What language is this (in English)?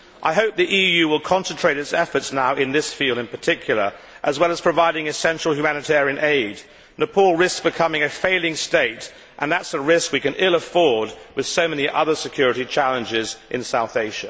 English